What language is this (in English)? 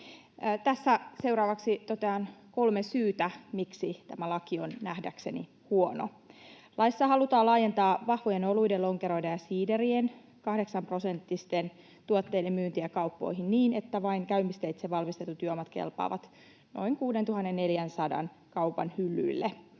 Finnish